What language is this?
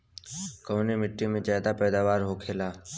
Bhojpuri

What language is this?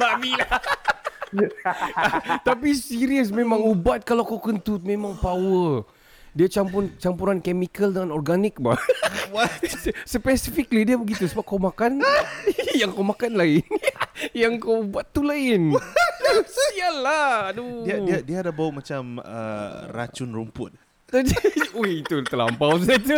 Malay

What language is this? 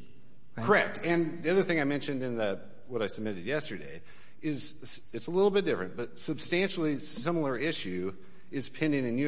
English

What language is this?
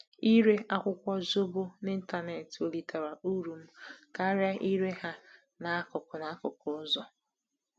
Igbo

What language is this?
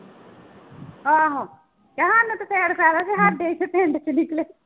Punjabi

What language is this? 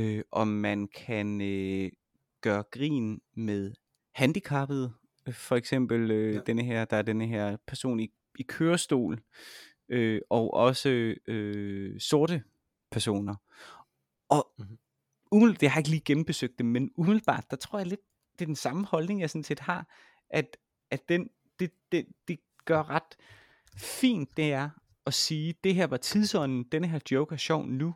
Danish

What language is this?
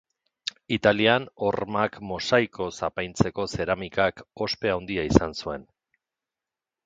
Basque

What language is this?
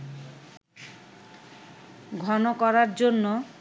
Bangla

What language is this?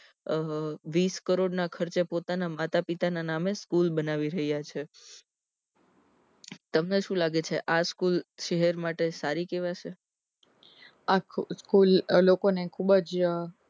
Gujarati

